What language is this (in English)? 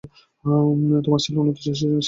Bangla